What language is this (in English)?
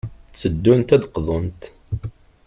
Kabyle